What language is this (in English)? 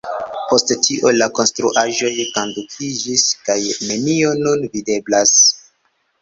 Esperanto